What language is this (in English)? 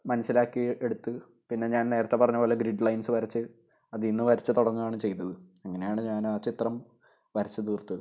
Malayalam